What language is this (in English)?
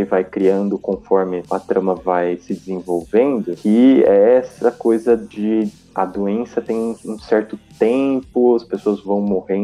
Portuguese